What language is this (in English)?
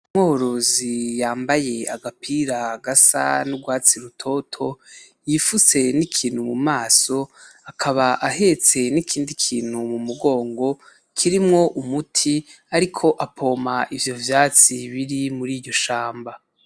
Rundi